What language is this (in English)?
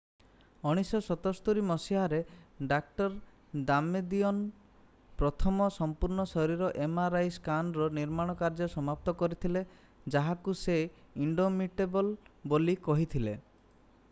Odia